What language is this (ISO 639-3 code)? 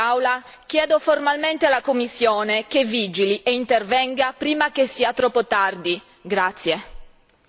ita